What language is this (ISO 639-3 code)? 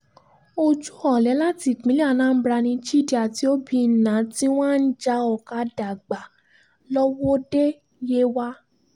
yor